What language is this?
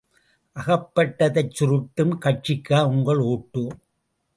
Tamil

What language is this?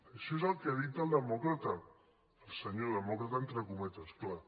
Catalan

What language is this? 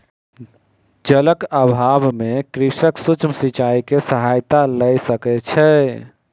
Maithili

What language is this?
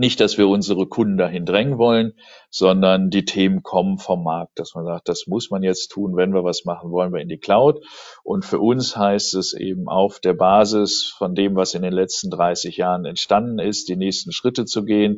German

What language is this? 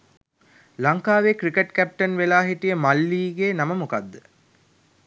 Sinhala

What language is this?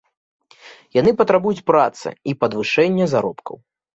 Belarusian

